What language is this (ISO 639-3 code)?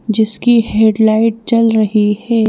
hin